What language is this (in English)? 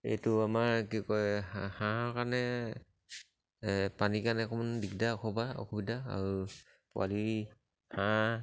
Assamese